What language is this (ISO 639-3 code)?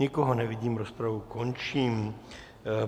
ces